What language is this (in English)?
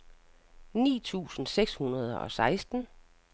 Danish